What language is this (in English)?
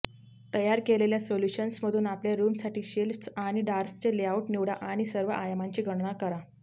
Marathi